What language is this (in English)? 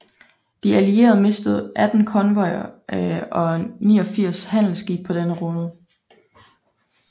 Danish